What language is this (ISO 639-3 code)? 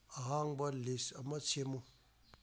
mni